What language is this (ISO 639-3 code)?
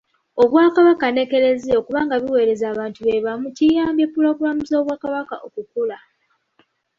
lug